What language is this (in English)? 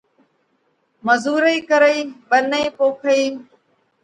Parkari Koli